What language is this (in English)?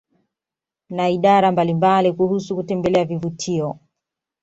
Swahili